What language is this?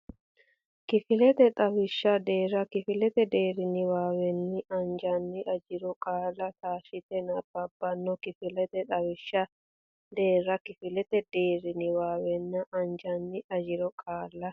Sidamo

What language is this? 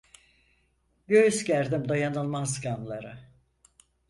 Turkish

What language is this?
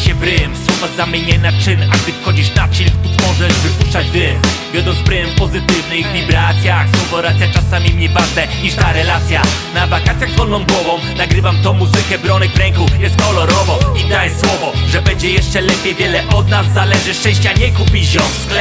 Polish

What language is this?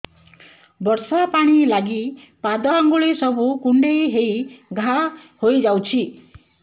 Odia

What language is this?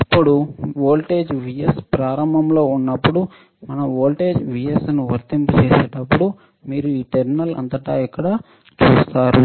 Telugu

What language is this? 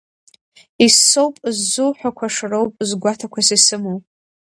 Abkhazian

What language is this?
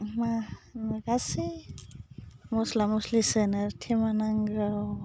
Bodo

